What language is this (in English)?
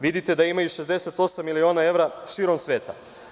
Serbian